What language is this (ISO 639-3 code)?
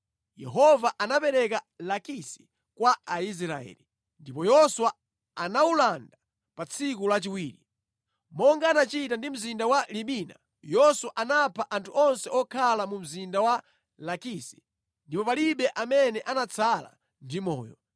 nya